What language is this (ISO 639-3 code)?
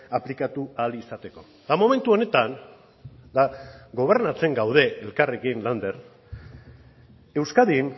eus